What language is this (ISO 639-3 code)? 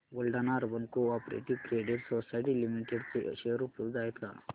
mar